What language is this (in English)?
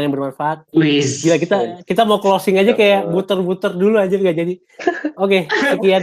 Indonesian